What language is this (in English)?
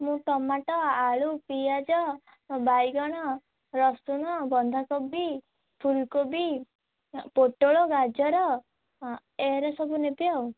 Odia